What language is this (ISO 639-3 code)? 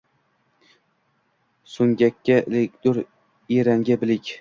uzb